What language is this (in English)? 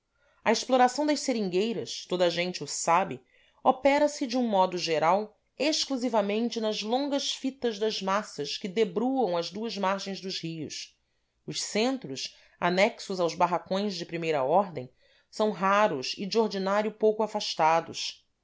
Portuguese